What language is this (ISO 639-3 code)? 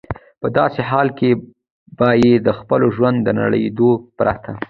pus